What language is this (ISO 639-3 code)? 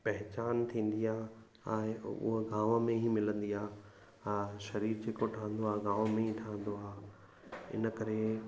snd